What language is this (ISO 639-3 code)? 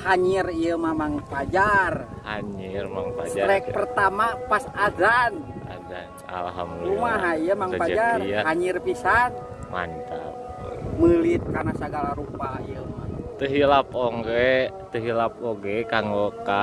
ind